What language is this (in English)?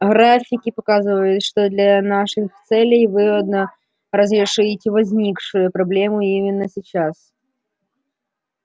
Russian